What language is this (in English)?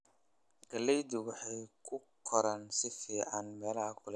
Somali